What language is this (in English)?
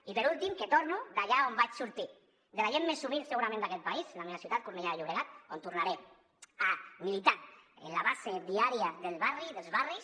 Catalan